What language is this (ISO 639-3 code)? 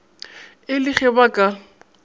nso